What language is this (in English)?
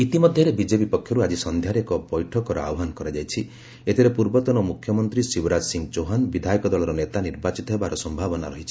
Odia